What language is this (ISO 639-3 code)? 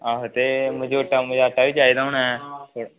doi